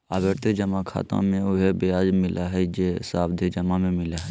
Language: Magahi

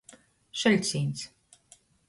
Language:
Latgalian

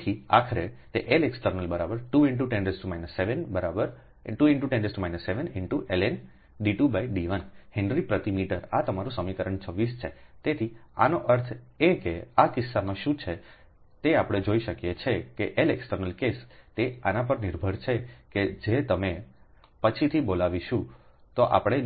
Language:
Gujarati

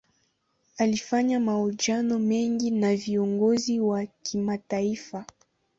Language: Swahili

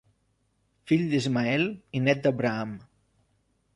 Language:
Catalan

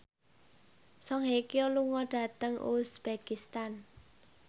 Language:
Javanese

